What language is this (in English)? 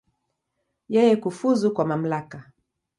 Swahili